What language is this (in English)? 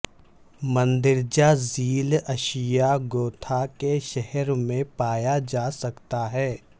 Urdu